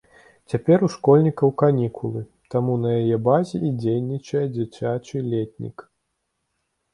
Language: Belarusian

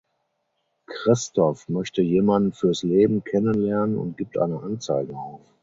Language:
German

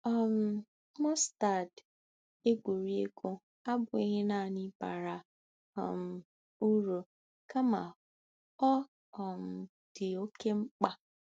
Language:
Igbo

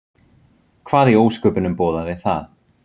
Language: Icelandic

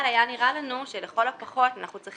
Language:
Hebrew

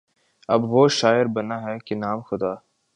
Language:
Urdu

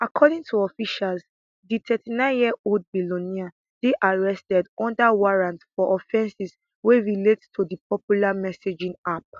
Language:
Nigerian Pidgin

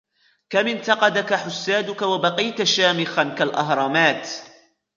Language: Arabic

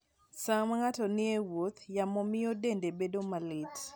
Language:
Luo (Kenya and Tanzania)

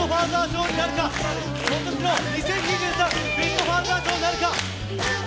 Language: Japanese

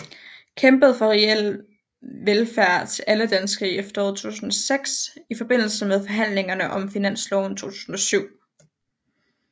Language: Danish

